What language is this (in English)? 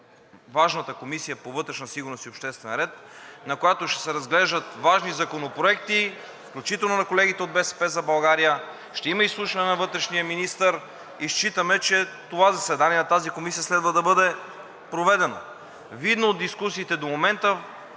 Bulgarian